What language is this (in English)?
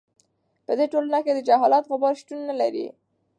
Pashto